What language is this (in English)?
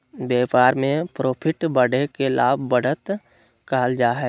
Magahi